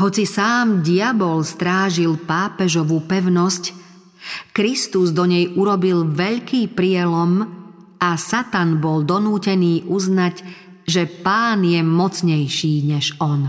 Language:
Slovak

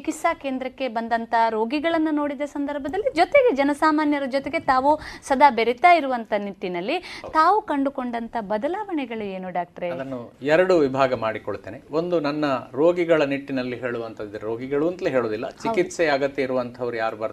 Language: Kannada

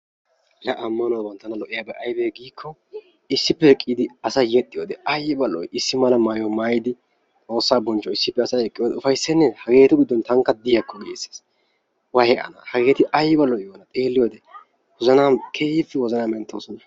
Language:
Wolaytta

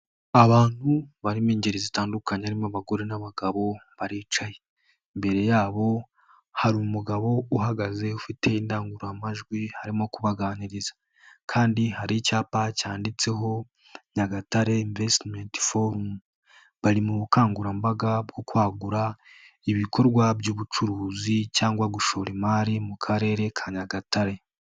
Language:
Kinyarwanda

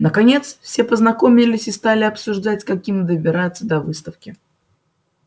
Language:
Russian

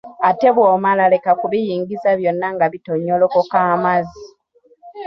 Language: Ganda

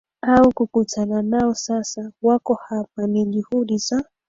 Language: Swahili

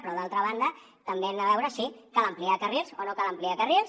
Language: Catalan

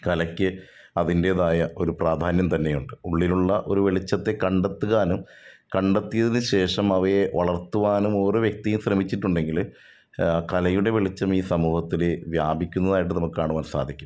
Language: Malayalam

